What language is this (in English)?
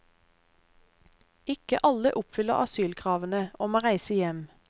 Norwegian